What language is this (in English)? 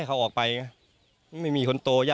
Thai